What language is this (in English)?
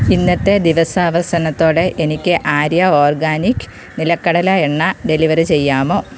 Malayalam